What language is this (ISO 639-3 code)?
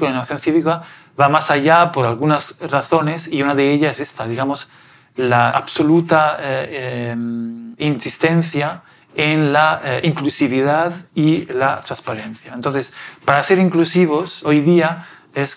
spa